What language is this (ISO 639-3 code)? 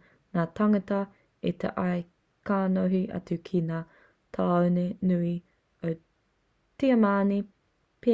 mri